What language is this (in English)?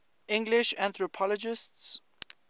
English